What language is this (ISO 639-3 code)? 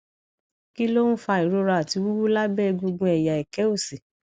yor